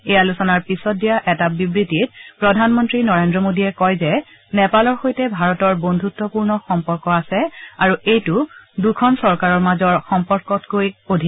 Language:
Assamese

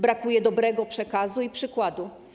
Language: Polish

